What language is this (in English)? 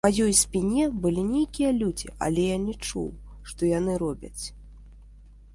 Belarusian